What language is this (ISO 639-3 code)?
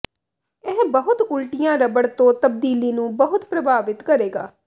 pan